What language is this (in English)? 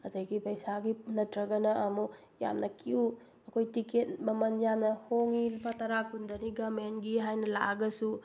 Manipuri